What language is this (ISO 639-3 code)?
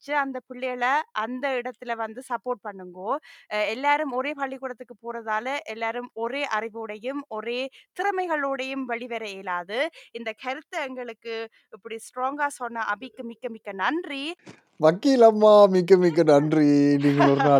tam